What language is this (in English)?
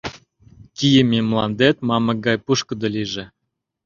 Mari